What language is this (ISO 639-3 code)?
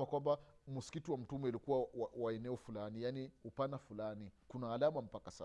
swa